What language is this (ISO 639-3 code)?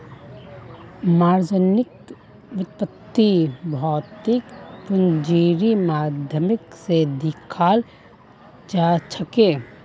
mag